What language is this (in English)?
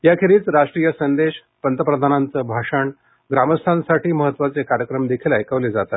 Marathi